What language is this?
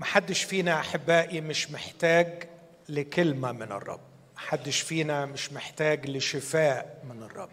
Arabic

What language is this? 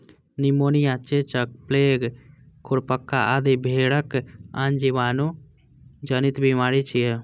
Maithili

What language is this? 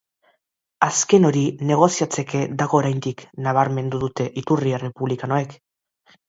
Basque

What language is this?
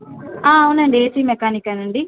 Telugu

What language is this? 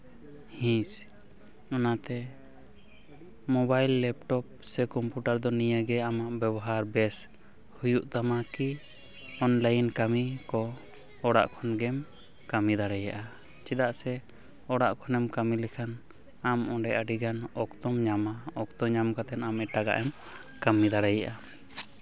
Santali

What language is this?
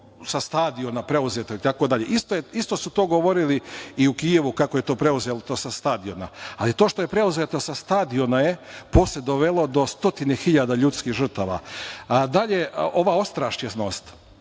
Serbian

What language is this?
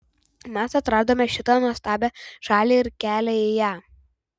Lithuanian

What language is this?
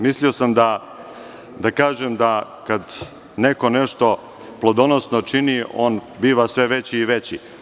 Serbian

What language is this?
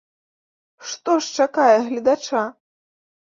Belarusian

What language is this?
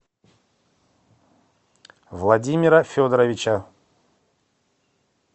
Russian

